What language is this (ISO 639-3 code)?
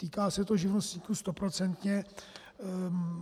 ces